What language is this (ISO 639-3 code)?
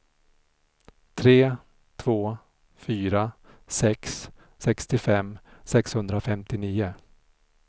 swe